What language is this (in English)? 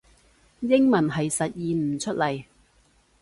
Cantonese